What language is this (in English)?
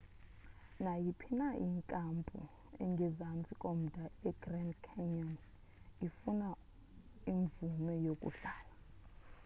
Xhosa